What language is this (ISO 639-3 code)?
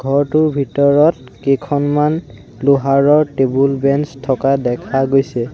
asm